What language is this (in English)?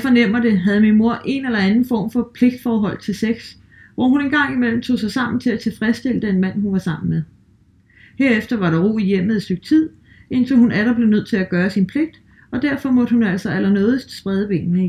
Danish